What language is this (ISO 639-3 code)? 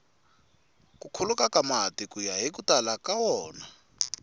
tso